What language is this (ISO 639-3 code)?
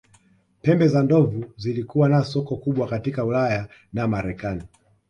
swa